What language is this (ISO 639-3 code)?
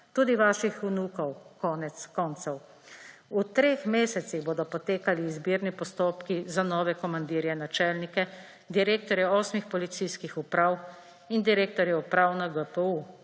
slv